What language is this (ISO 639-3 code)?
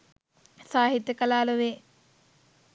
sin